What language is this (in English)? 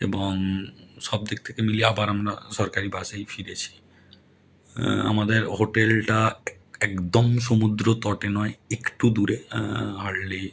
Bangla